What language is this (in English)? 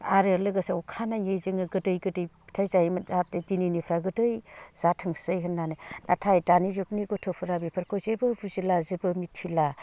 Bodo